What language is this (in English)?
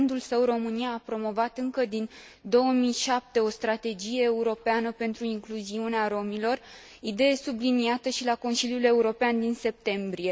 Romanian